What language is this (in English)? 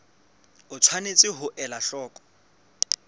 Southern Sotho